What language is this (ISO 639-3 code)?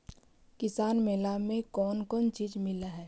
mag